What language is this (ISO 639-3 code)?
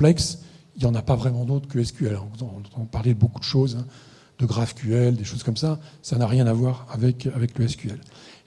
fra